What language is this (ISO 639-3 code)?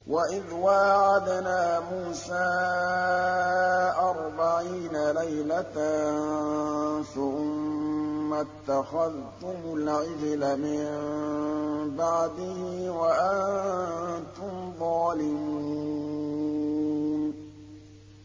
ara